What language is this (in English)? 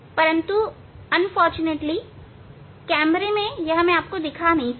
Hindi